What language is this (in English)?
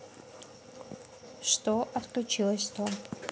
Russian